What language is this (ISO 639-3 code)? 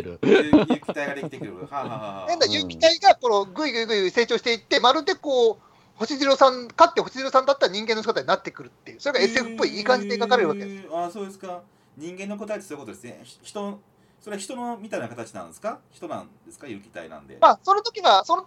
jpn